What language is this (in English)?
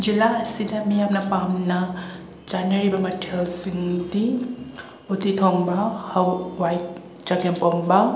Manipuri